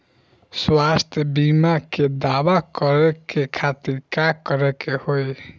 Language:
Bhojpuri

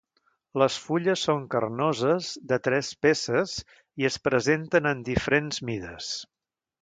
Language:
Catalan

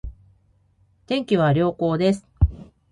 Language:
Japanese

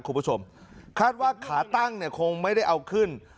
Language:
Thai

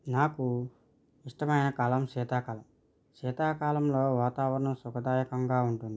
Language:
Telugu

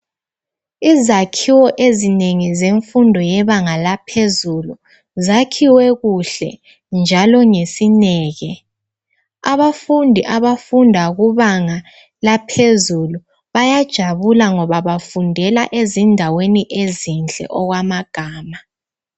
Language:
North Ndebele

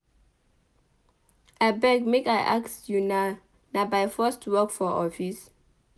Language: Nigerian Pidgin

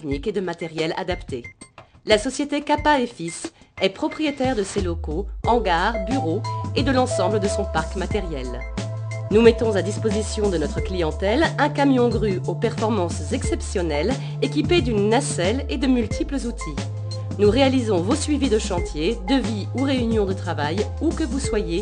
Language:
French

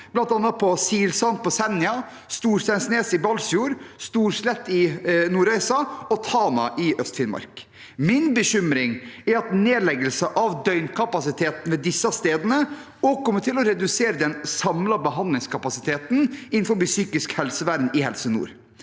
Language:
Norwegian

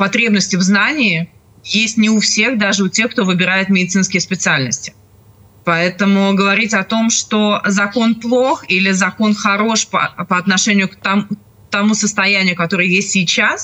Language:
Russian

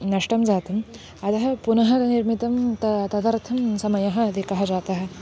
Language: Sanskrit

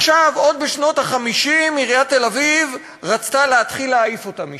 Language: Hebrew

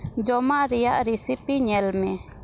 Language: Santali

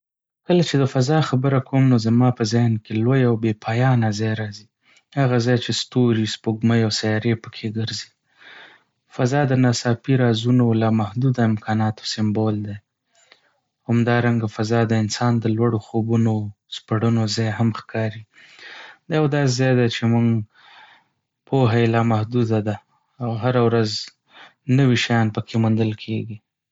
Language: Pashto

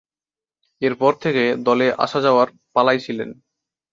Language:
Bangla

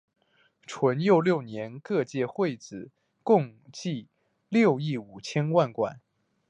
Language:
Chinese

